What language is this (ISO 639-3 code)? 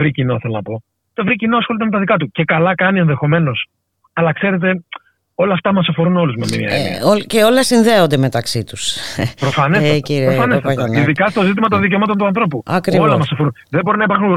ell